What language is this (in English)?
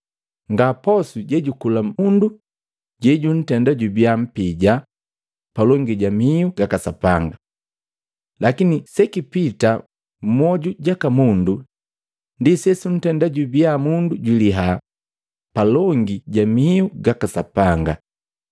Matengo